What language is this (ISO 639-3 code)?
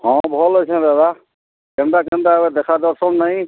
ori